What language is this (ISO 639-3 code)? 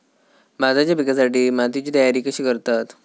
mar